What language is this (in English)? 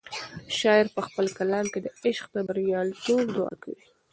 Pashto